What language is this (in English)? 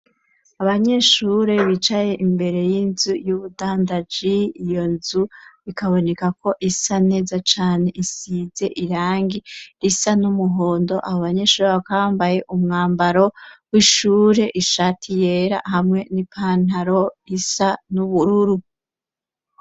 Rundi